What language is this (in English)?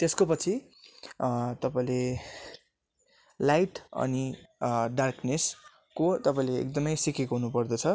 Nepali